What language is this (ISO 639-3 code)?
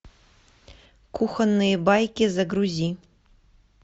rus